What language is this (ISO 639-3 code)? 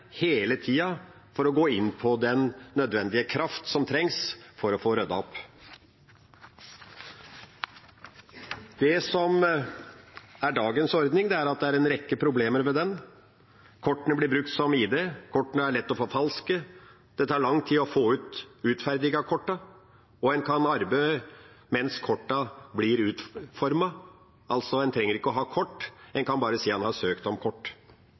nno